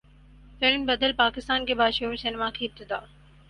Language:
Urdu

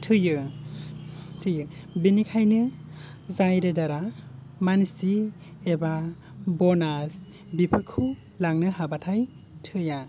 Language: Bodo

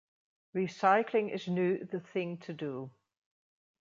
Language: Dutch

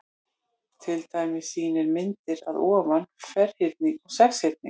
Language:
Icelandic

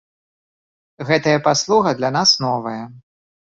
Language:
Belarusian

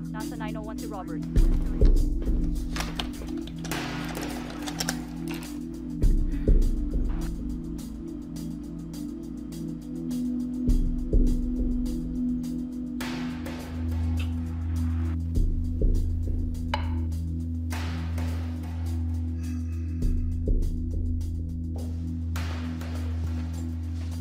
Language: Filipino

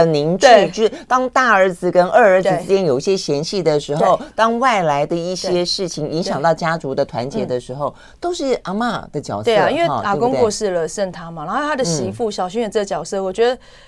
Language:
Chinese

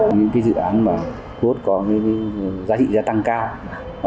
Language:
Vietnamese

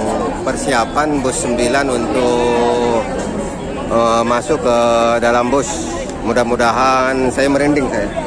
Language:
Indonesian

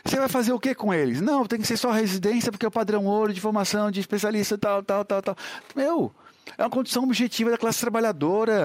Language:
Portuguese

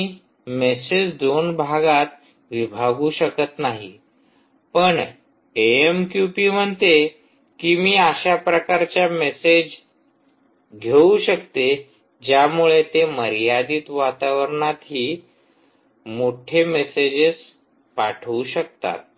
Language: Marathi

